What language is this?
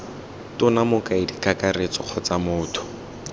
Tswana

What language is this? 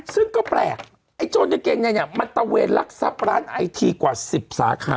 Thai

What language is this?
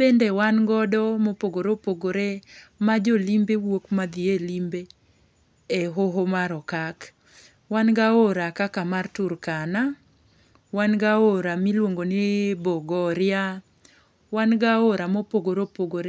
Luo (Kenya and Tanzania)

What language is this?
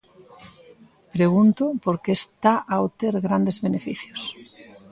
Galician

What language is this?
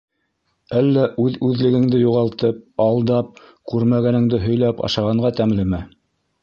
Bashkir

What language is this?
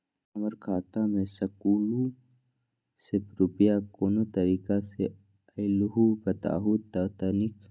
Magahi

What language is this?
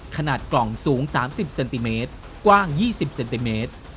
Thai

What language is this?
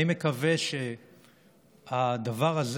Hebrew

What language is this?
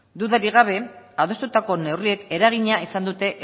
Basque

